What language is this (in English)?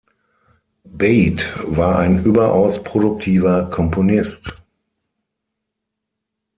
German